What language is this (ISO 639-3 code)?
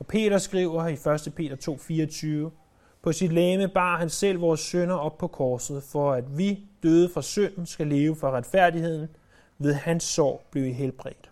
dan